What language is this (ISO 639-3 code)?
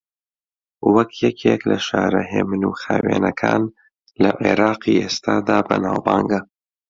ckb